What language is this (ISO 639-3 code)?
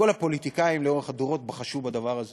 heb